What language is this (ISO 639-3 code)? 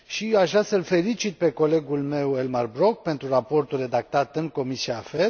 ron